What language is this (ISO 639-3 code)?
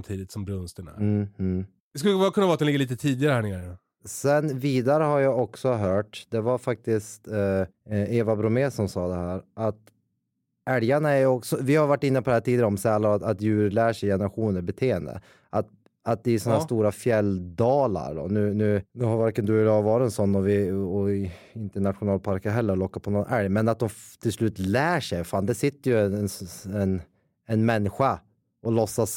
swe